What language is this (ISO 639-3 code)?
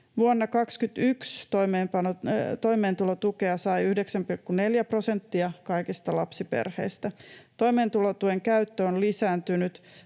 fin